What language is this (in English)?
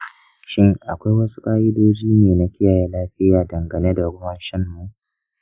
Hausa